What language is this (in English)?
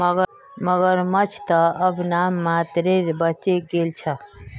Magahi